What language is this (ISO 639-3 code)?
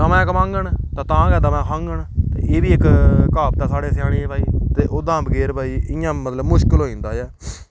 doi